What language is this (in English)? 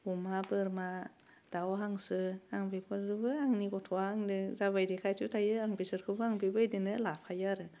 Bodo